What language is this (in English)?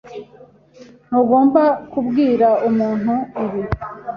Kinyarwanda